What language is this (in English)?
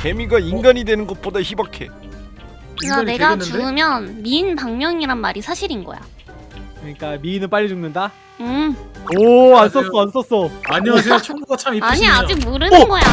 Korean